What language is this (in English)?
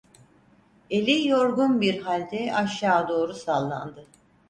Turkish